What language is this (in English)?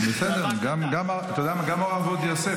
Hebrew